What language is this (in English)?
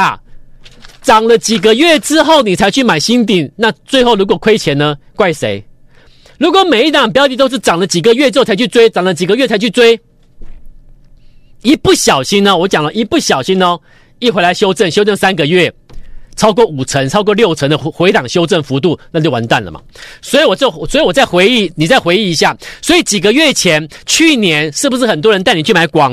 Chinese